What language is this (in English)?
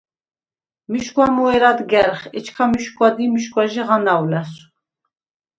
Svan